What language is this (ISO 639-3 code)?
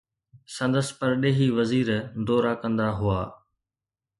snd